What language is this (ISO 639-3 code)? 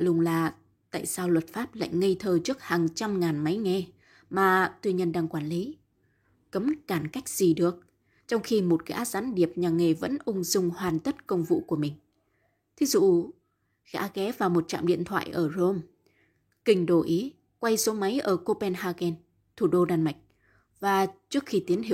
vie